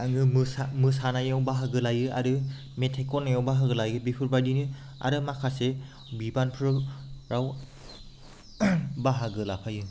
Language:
Bodo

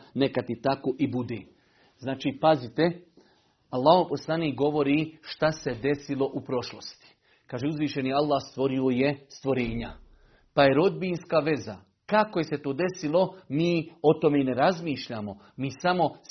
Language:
Croatian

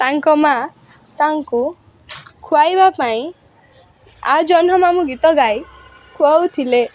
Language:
Odia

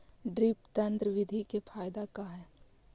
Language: Magahi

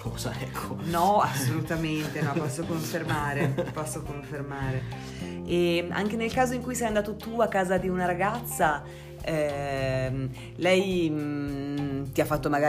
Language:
Italian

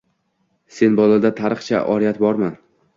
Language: Uzbek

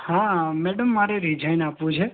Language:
Gujarati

